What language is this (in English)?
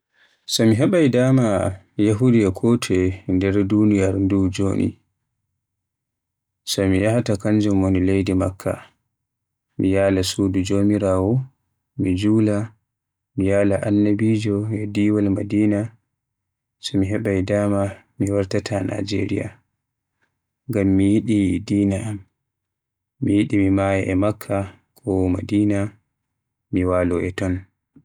Western Niger Fulfulde